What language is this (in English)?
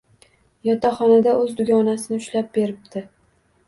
Uzbek